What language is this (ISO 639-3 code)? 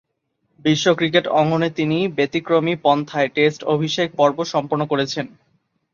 ben